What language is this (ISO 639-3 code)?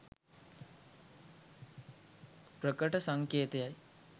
sin